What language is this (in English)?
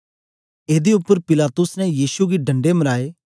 Dogri